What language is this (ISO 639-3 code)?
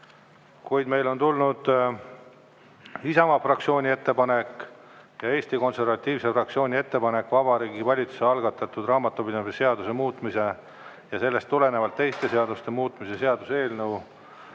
est